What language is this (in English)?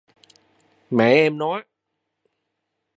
Vietnamese